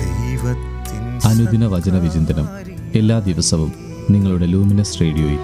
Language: Malayalam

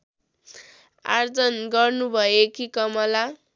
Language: Nepali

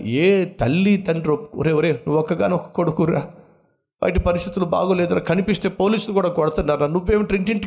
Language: Telugu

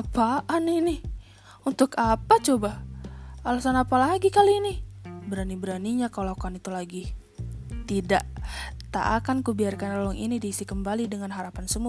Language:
Indonesian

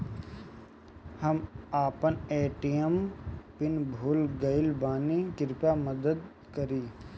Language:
Bhojpuri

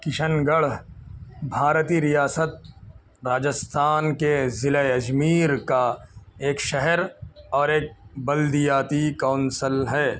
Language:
Urdu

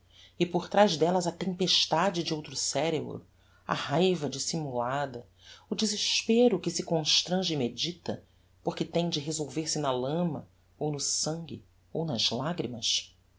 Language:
Portuguese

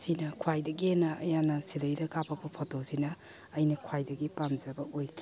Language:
Manipuri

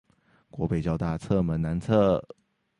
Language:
Chinese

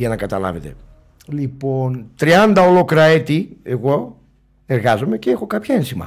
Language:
Greek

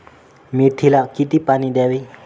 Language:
Marathi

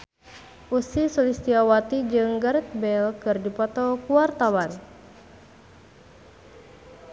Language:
Sundanese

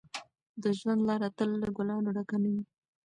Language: Pashto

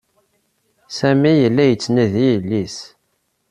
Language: Kabyle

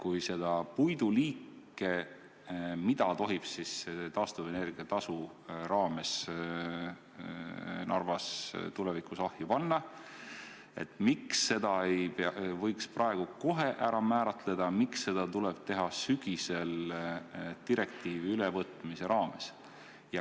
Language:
Estonian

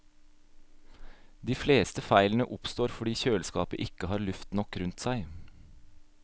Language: Norwegian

